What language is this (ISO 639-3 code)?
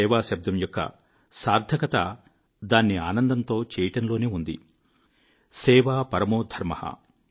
tel